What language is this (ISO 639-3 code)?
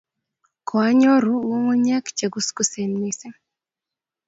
kln